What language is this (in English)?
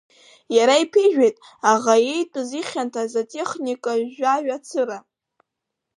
Abkhazian